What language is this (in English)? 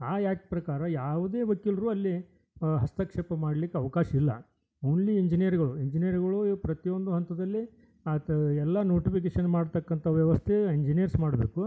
Kannada